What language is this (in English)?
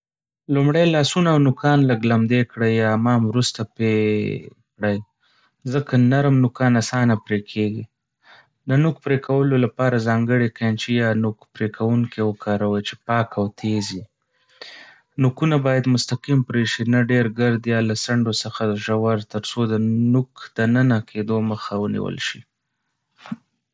Pashto